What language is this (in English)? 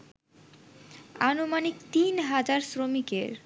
Bangla